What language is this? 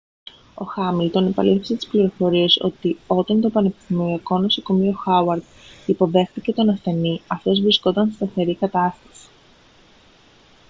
Greek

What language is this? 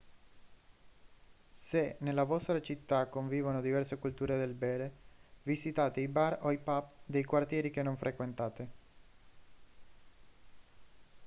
Italian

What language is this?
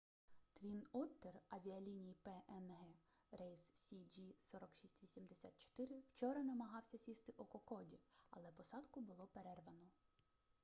Ukrainian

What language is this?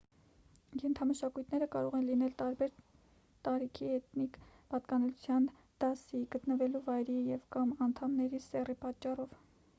Armenian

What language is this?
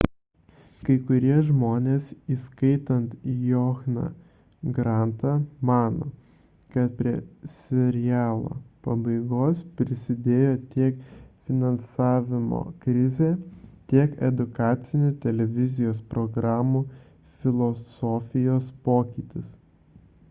Lithuanian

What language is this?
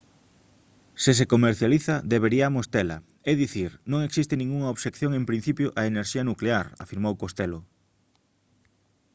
Galician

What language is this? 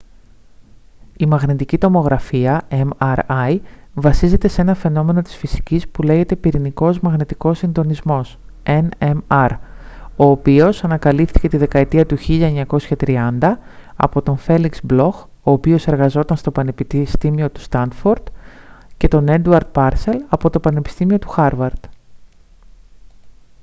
Greek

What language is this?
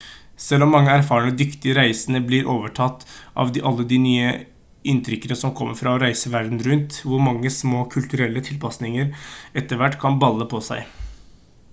Norwegian Bokmål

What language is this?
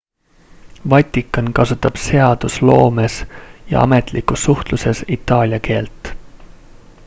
Estonian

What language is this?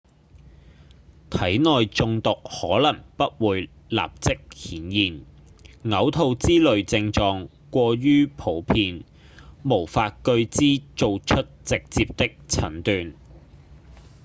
Cantonese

